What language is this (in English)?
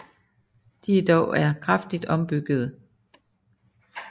Danish